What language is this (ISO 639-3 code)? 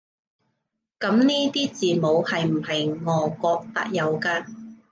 yue